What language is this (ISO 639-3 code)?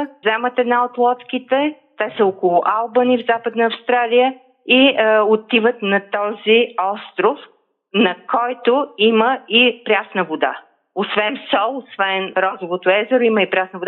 bul